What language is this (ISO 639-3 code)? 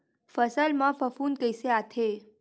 hne